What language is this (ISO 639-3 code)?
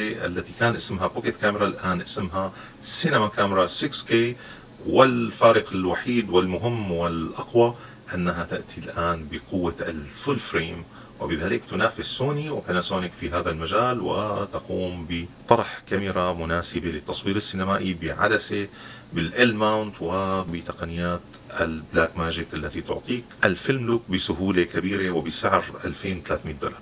ara